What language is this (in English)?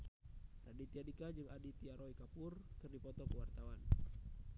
Sundanese